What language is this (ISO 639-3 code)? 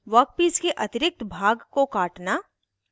hin